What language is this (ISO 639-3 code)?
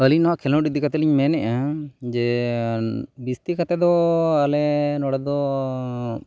sat